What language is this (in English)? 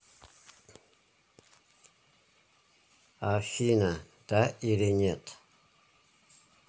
Russian